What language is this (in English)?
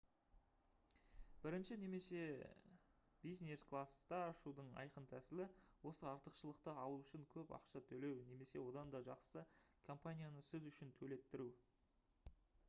Kazakh